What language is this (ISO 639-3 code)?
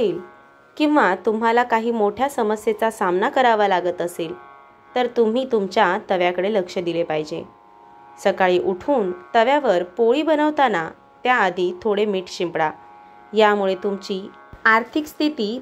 mar